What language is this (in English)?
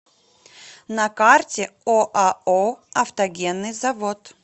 Russian